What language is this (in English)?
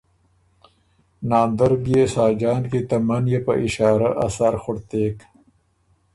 Ormuri